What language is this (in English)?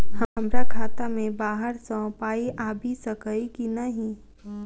Maithili